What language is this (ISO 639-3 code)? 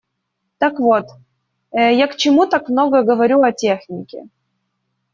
rus